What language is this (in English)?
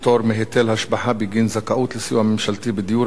Hebrew